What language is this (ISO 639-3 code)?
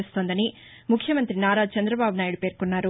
tel